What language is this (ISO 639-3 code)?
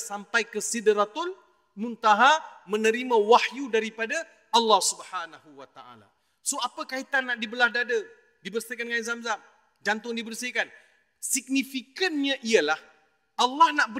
msa